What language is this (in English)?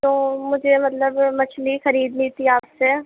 Urdu